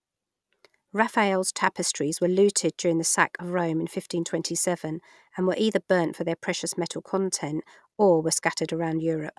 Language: English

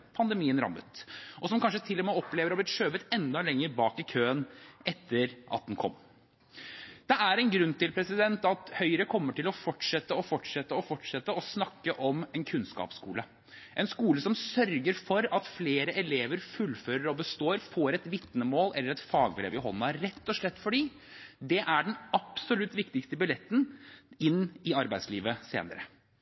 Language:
Norwegian Bokmål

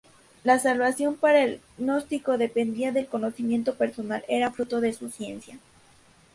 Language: Spanish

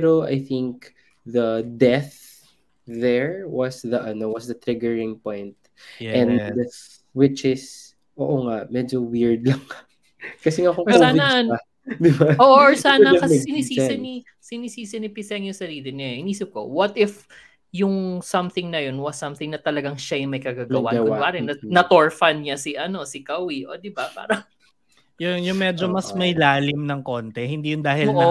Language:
Filipino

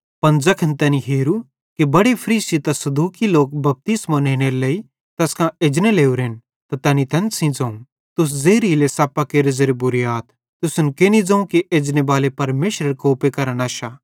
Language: Bhadrawahi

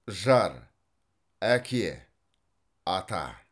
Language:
Kazakh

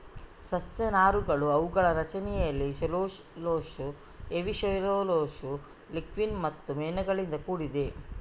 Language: Kannada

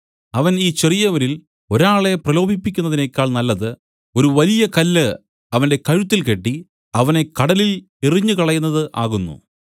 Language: Malayalam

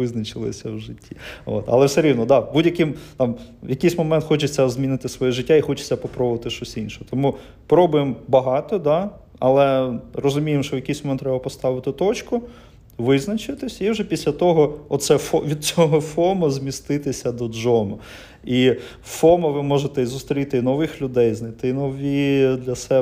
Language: Ukrainian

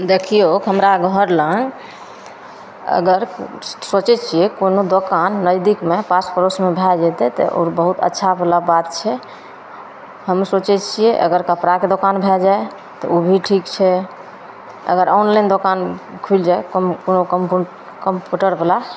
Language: Maithili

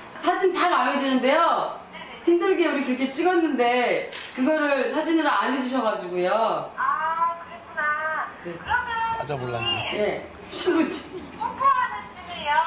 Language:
Korean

